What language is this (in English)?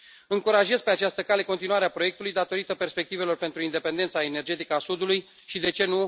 Romanian